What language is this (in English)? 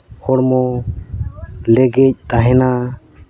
Santali